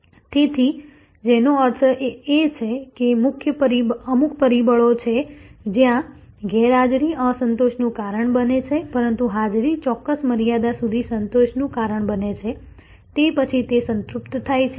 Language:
Gujarati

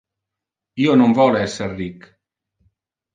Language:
Interlingua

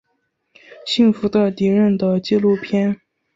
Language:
Chinese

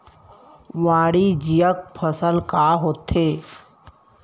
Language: Chhattisgarhi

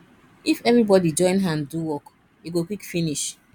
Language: Nigerian Pidgin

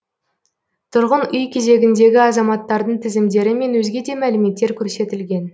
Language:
Kazakh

